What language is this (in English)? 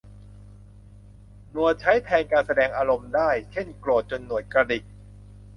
Thai